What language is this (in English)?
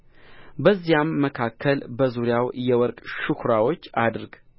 Amharic